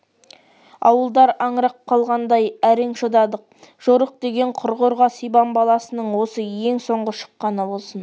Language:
Kazakh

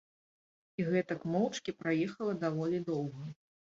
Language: Belarusian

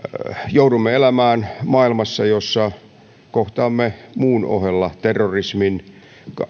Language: Finnish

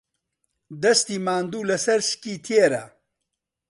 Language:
Central Kurdish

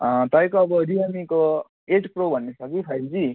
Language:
Nepali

